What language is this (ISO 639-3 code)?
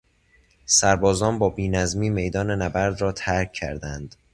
fas